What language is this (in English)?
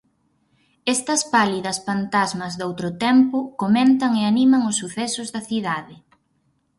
Galician